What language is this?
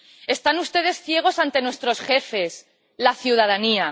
Spanish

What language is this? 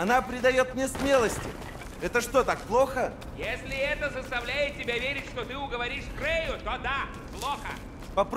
Russian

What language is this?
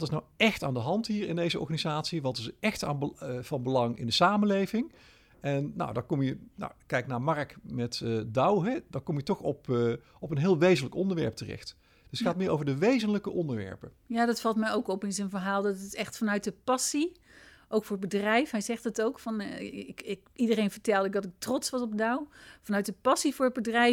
Dutch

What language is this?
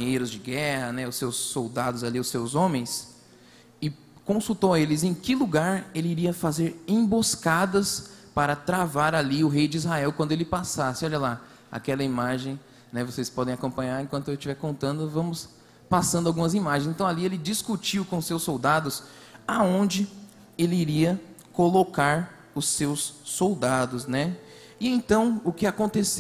Portuguese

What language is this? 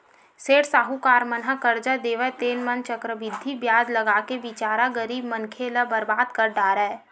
Chhattisgarhi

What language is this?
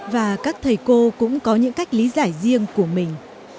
Vietnamese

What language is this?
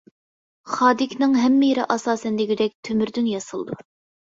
Uyghur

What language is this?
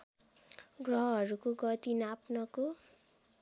Nepali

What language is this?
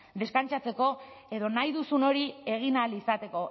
Basque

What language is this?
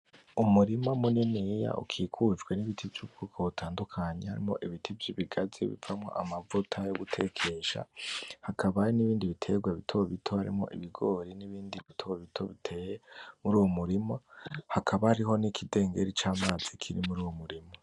Rundi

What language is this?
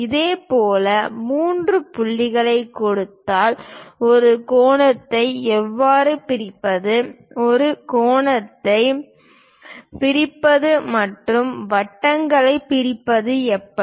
Tamil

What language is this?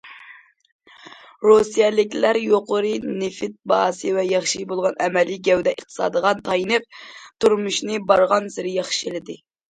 Uyghur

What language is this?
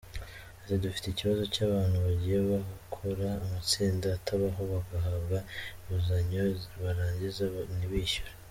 Kinyarwanda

